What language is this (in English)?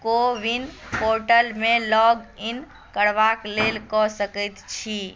Maithili